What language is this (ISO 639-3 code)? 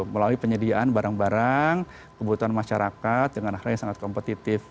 ind